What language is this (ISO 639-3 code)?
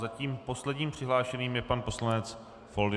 ces